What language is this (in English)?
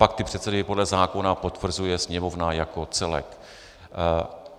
Czech